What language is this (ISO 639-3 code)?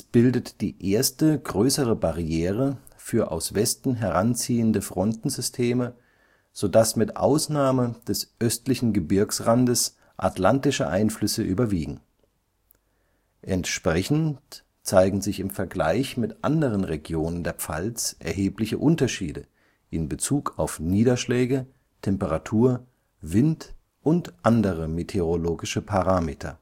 deu